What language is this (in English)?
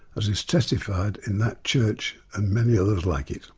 English